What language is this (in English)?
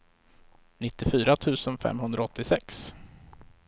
Swedish